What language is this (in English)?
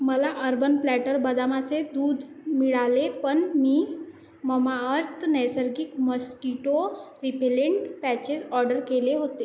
Marathi